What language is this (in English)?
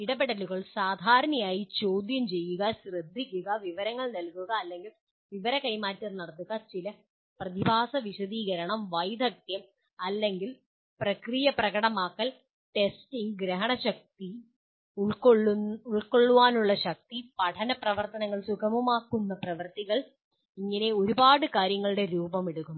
Malayalam